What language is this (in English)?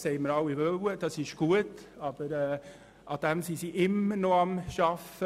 Swiss German